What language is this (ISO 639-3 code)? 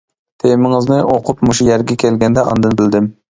uig